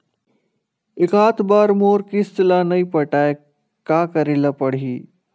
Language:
Chhattisgarhi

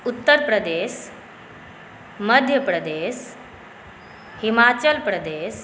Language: Maithili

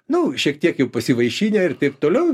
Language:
Lithuanian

